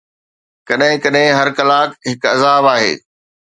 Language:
Sindhi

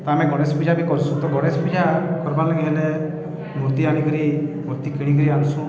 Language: Odia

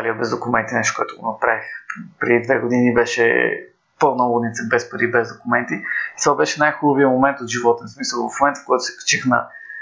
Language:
Bulgarian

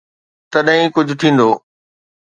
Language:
Sindhi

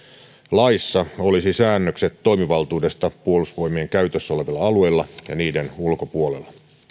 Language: Finnish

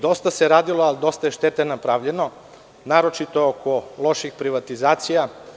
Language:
Serbian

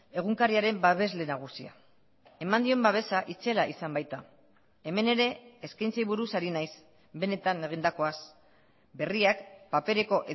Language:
Basque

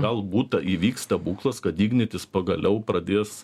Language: Lithuanian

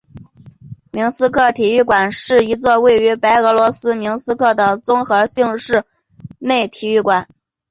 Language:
Chinese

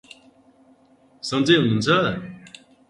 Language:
Nepali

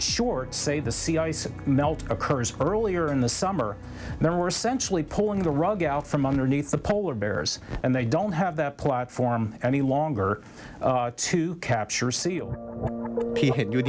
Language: Thai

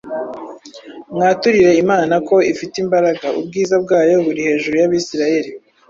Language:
Kinyarwanda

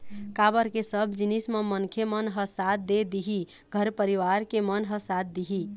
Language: Chhattisgarhi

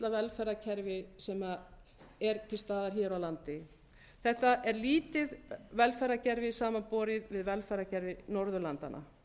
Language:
Icelandic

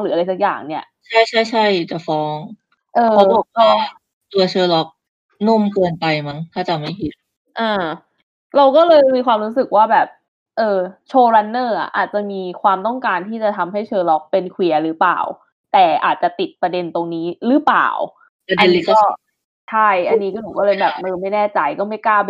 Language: Thai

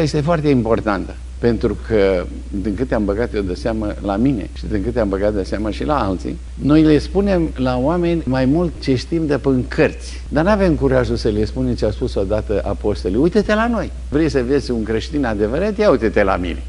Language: Romanian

